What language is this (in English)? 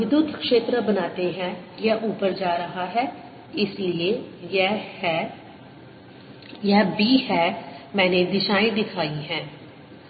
Hindi